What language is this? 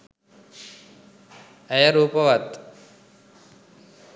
Sinhala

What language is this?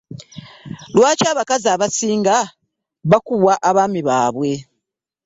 Ganda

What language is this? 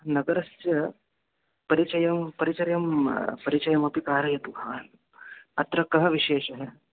Sanskrit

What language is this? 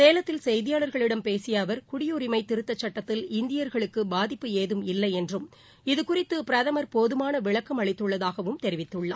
Tamil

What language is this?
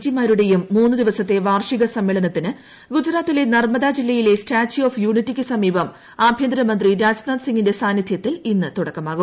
Malayalam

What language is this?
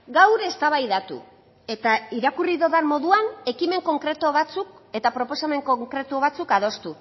Basque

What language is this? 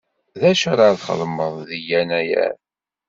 Kabyle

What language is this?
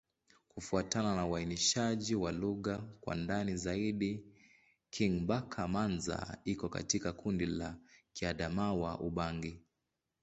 Swahili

